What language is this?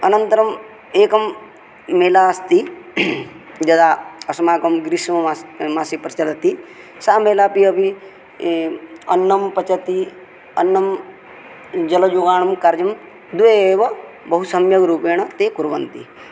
Sanskrit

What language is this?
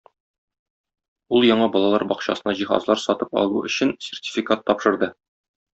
Tatar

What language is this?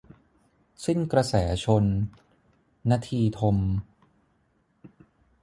Thai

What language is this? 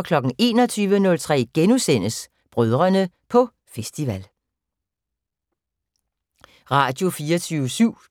Danish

